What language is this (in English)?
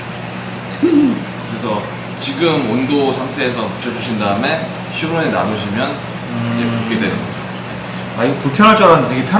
Korean